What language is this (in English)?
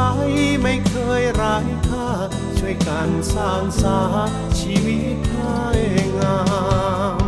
Thai